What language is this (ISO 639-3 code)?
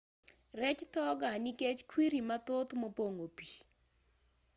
luo